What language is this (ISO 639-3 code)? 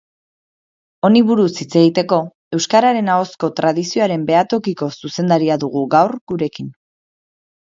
eus